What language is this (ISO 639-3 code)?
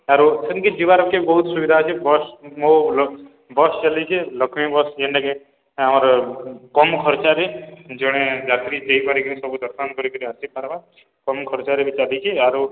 ori